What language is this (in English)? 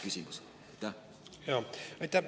Estonian